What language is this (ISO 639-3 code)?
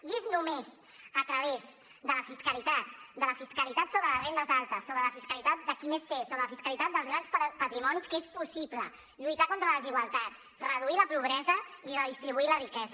cat